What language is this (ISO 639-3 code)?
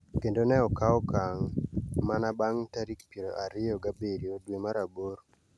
luo